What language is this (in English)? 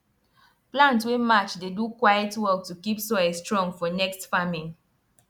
Nigerian Pidgin